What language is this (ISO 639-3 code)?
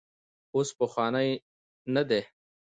pus